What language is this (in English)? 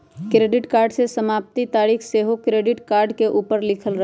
Magahi